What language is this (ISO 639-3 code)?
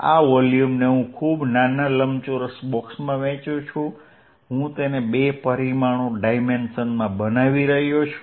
guj